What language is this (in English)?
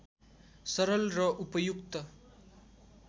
Nepali